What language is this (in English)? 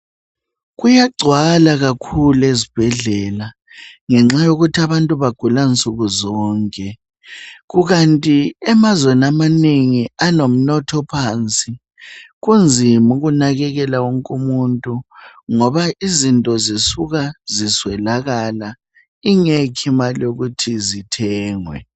North Ndebele